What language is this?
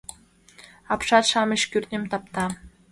Mari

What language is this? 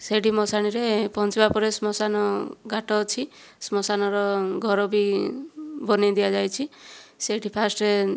Odia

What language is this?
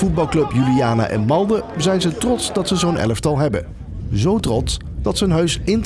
Dutch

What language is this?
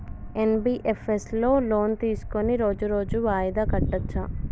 Telugu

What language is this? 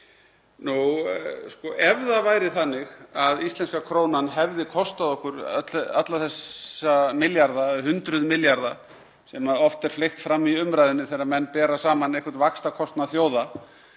Icelandic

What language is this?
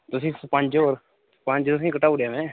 Dogri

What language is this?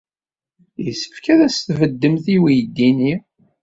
Kabyle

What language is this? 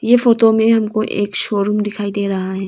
Hindi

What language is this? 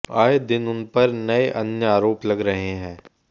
Hindi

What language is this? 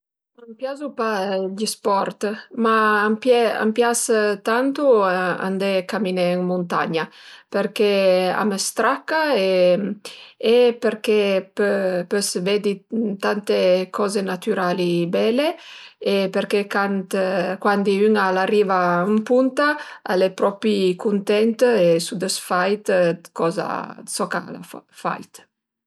Piedmontese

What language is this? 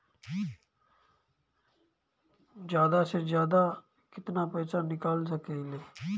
Bhojpuri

